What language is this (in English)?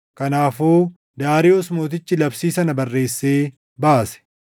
Oromo